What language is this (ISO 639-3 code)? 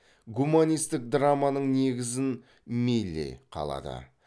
kaz